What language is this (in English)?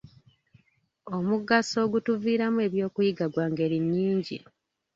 Ganda